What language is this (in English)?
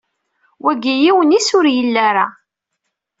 Kabyle